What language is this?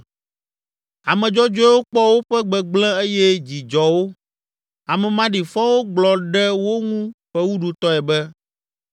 Ewe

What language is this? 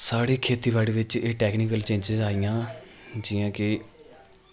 Dogri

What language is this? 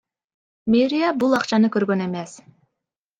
Kyrgyz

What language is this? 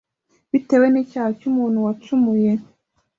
Kinyarwanda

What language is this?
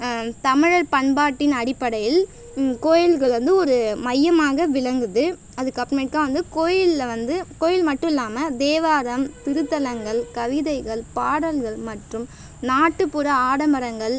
Tamil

